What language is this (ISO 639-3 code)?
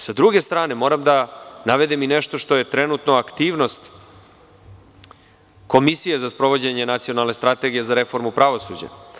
srp